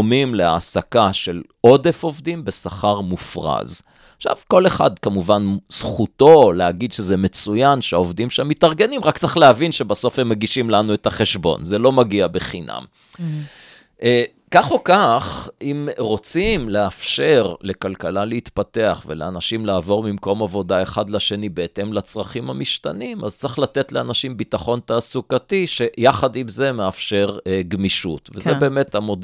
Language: Hebrew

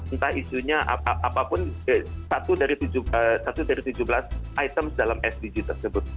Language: Indonesian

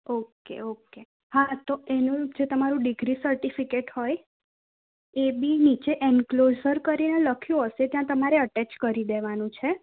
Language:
Gujarati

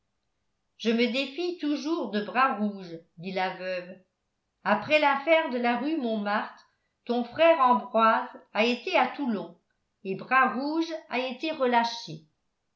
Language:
French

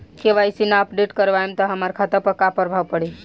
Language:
Bhojpuri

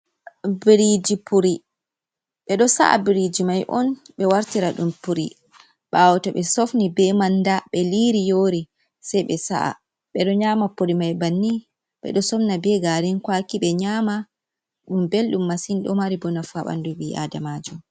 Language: Fula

